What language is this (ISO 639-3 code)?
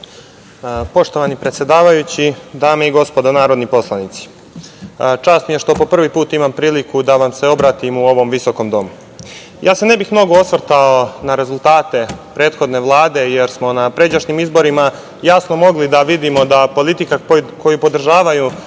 srp